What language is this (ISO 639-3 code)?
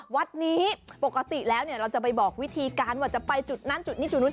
tha